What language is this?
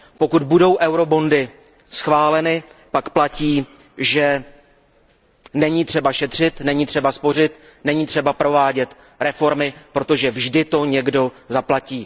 Czech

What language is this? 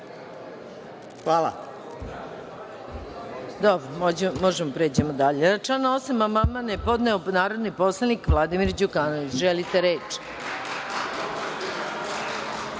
Serbian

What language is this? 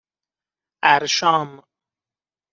Persian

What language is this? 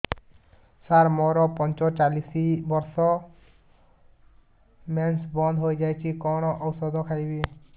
Odia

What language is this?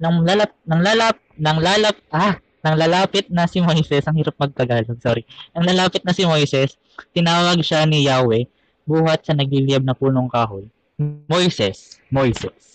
Filipino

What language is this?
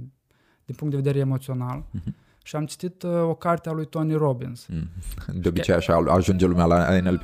Romanian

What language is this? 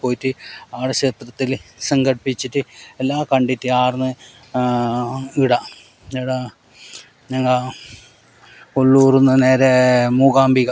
Malayalam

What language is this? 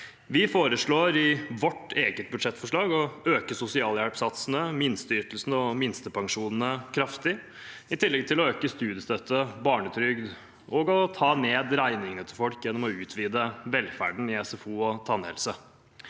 Norwegian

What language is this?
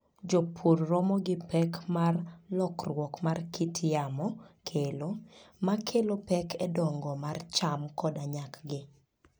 Luo (Kenya and Tanzania)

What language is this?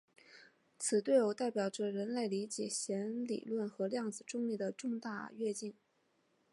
Chinese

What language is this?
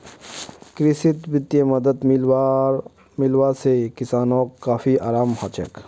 Magahi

